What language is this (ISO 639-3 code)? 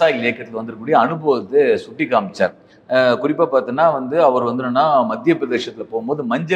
hin